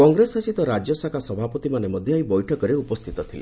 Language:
Odia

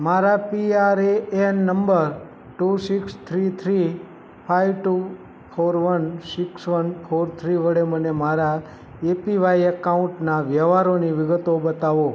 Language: Gujarati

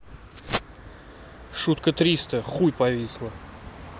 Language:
Russian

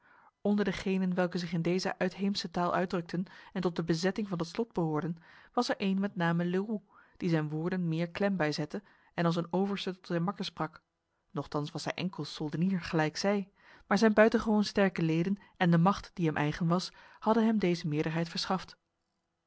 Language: Dutch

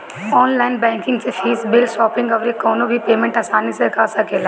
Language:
Bhojpuri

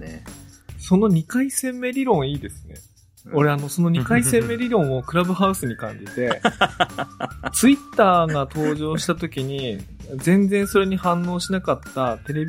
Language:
Japanese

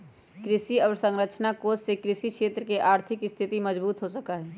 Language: Magahi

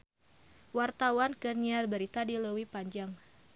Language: Sundanese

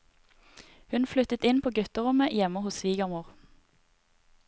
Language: Norwegian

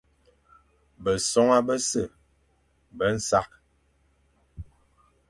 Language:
Fang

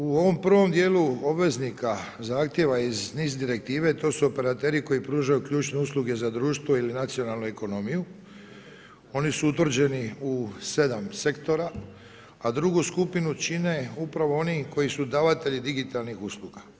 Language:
Croatian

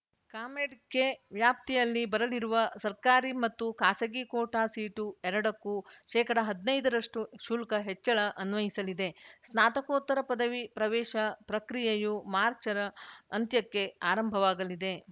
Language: Kannada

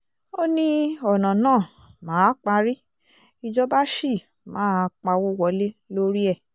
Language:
Yoruba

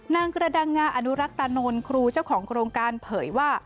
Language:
Thai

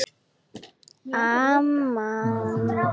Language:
Icelandic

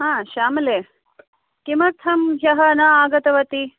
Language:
Sanskrit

